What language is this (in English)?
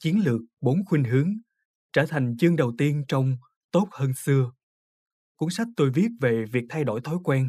Vietnamese